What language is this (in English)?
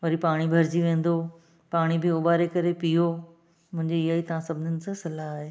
Sindhi